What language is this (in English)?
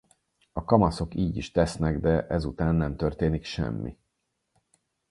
Hungarian